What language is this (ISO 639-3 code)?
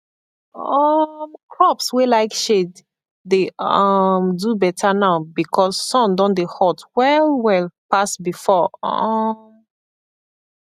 pcm